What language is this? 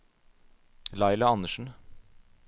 Norwegian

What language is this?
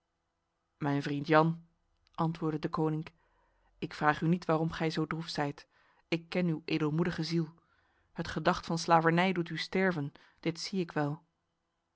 Dutch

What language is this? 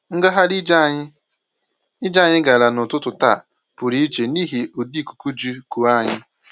Igbo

